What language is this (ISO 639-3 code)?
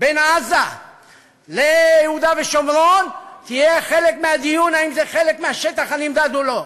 heb